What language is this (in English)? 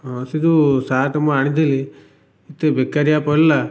Odia